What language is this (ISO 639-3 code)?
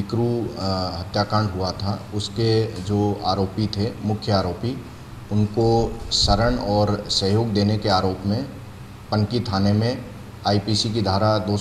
hin